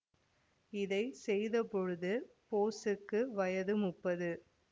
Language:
Tamil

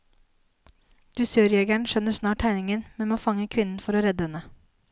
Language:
Norwegian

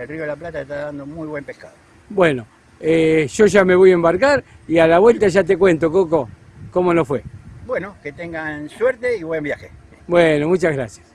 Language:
Spanish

